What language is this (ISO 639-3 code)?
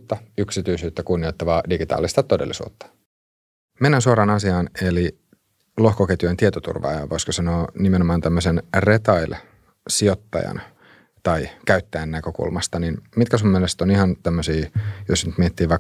fin